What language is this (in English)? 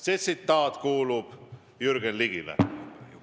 Estonian